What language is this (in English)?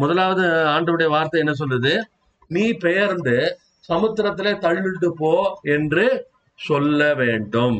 Tamil